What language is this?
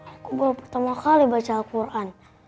Indonesian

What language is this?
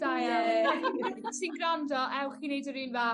Welsh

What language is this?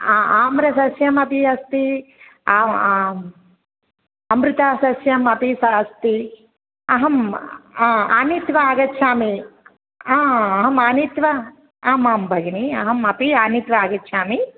Sanskrit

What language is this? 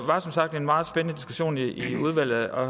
Danish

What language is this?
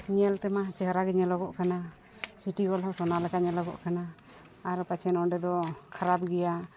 Santali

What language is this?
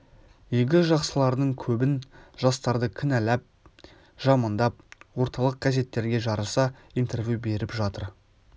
Kazakh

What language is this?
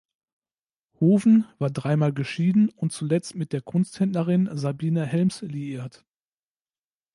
German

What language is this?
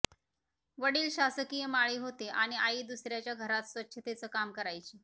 Marathi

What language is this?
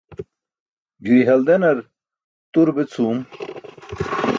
Burushaski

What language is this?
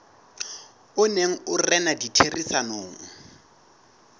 Southern Sotho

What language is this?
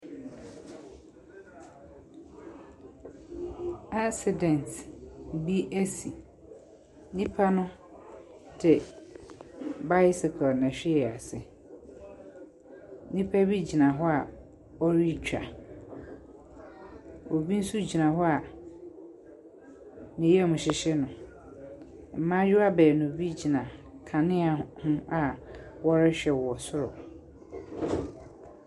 Akan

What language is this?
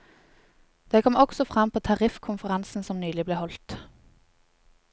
Norwegian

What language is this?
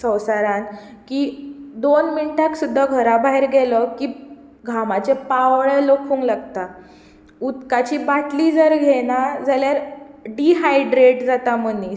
Konkani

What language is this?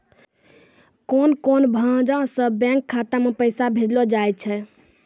Maithili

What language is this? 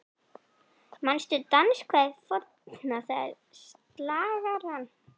Icelandic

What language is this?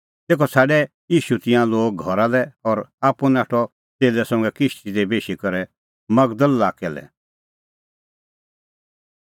Kullu Pahari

